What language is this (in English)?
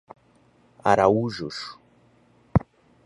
Portuguese